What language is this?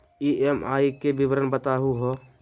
Magahi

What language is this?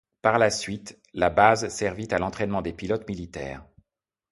French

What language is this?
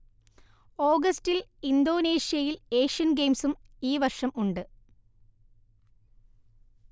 Malayalam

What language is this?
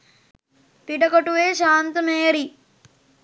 Sinhala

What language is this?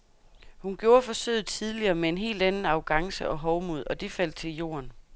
Danish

